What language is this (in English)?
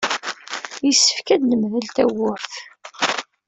Kabyle